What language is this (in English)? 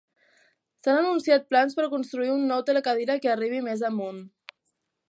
Catalan